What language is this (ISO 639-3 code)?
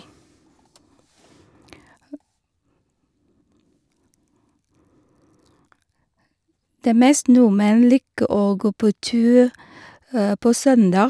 nor